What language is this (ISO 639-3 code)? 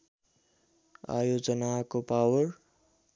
nep